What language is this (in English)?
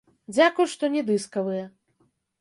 Belarusian